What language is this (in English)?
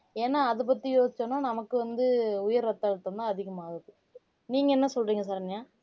Tamil